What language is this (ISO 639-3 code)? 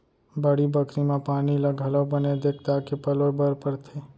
hne